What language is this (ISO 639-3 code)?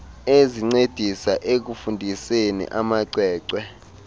xho